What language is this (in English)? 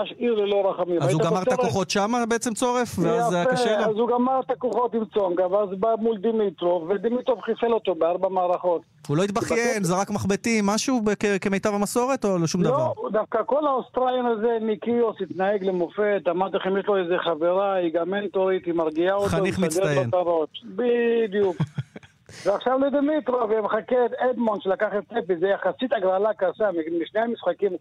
Hebrew